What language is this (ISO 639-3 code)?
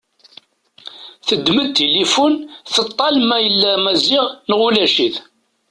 kab